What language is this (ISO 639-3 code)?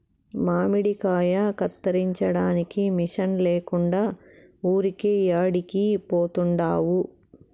tel